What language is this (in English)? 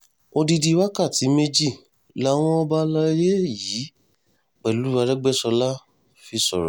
Yoruba